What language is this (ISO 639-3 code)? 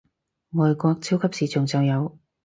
yue